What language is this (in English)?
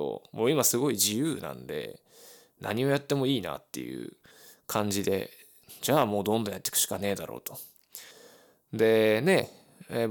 Japanese